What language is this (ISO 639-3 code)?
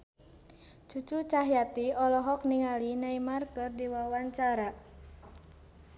sun